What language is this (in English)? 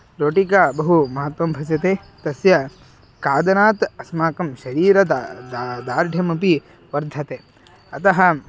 Sanskrit